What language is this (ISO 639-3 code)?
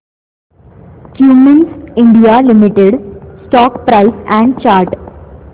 mar